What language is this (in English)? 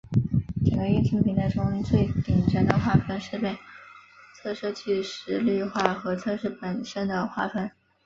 Chinese